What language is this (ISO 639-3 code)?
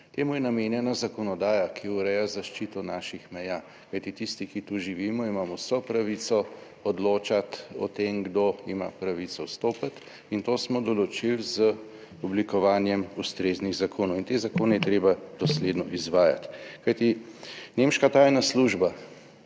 slv